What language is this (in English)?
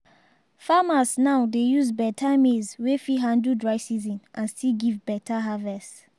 Nigerian Pidgin